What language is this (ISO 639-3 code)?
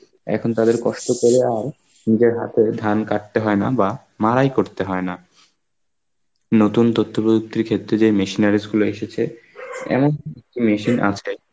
ben